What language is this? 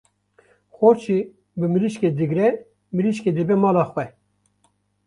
Kurdish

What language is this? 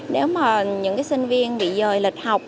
Vietnamese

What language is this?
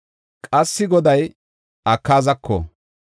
Gofa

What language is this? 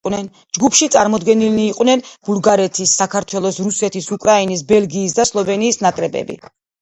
Georgian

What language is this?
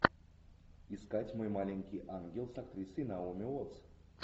Russian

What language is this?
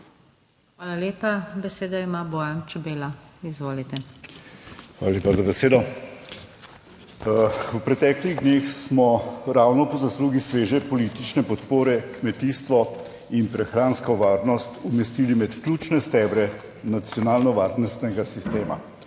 Slovenian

